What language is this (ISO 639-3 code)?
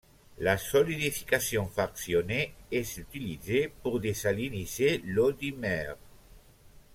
fra